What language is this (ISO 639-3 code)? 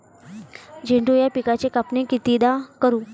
mar